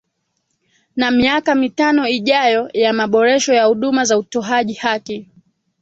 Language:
Swahili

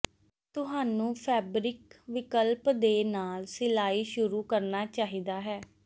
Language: Punjabi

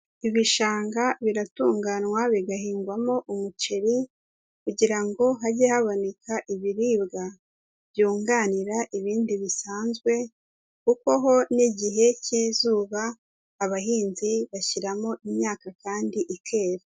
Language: Kinyarwanda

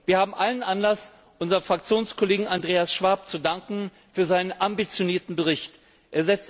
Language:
German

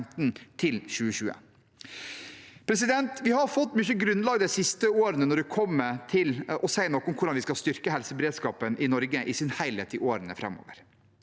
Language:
Norwegian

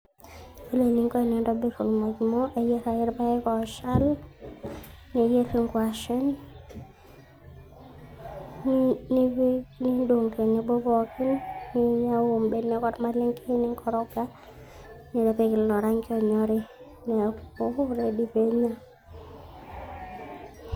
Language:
Masai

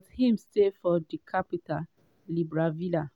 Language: Nigerian Pidgin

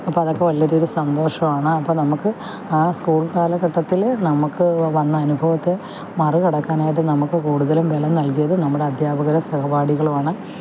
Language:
Malayalam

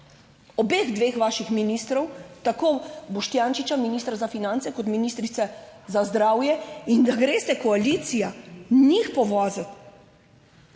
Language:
Slovenian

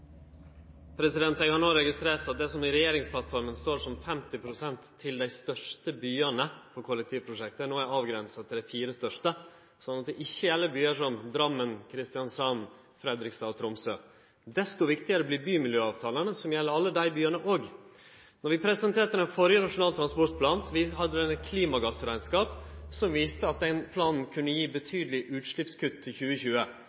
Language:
Norwegian Nynorsk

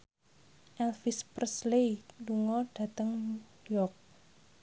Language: Javanese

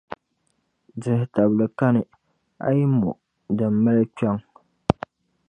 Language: Dagbani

